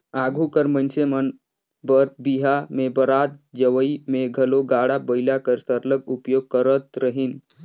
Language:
Chhattisgarhi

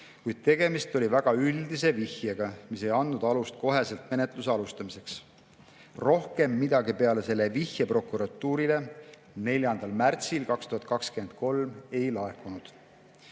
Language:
Estonian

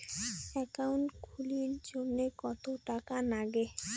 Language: Bangla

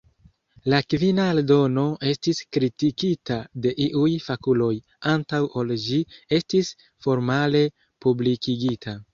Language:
Esperanto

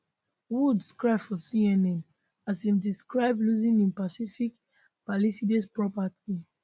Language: Nigerian Pidgin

